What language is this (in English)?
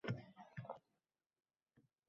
Uzbek